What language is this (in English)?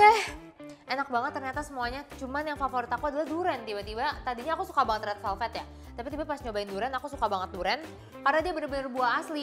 Indonesian